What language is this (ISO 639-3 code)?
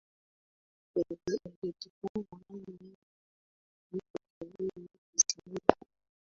swa